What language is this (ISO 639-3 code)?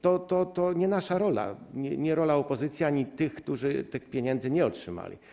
pol